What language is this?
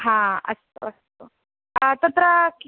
Sanskrit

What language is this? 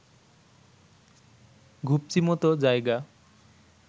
Bangla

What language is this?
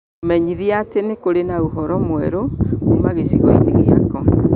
Kikuyu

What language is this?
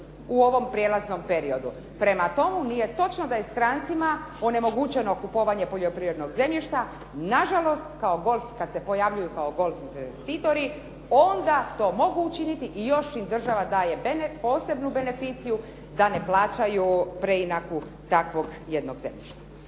Croatian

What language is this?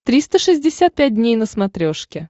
Russian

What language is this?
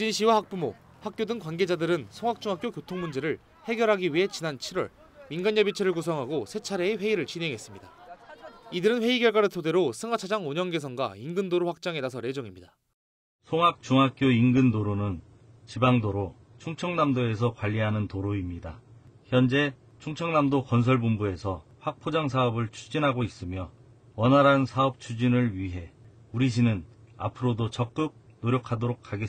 Korean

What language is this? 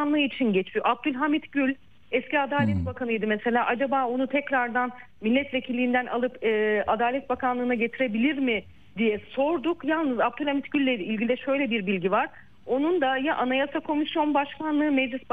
Turkish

